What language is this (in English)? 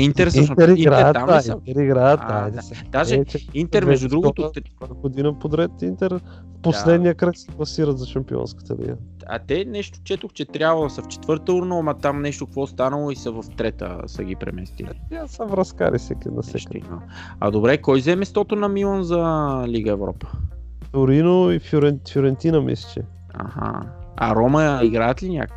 Bulgarian